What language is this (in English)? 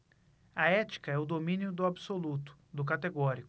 Portuguese